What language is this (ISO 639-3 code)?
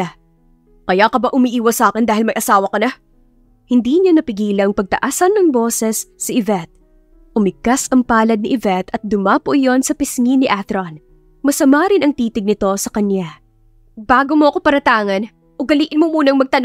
fil